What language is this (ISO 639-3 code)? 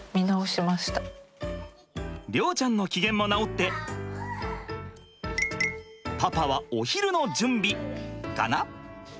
jpn